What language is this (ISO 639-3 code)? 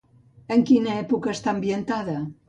cat